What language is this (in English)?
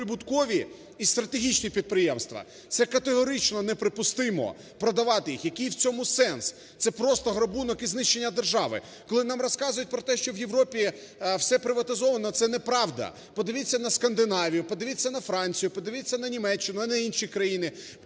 Ukrainian